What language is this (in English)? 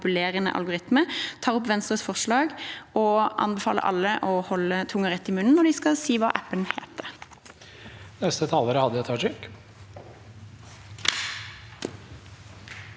Norwegian